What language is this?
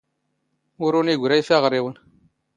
Standard Moroccan Tamazight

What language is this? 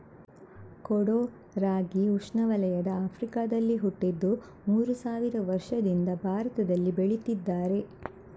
Kannada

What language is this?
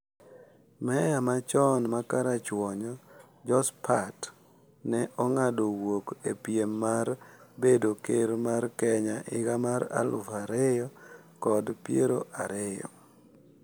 Luo (Kenya and Tanzania)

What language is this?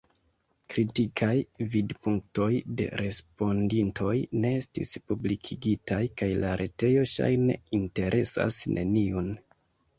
Esperanto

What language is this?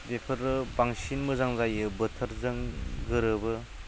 Bodo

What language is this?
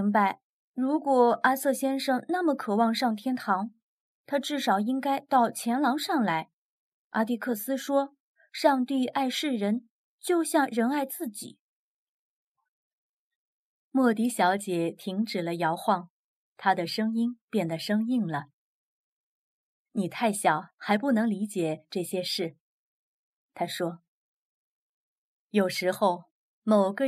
Chinese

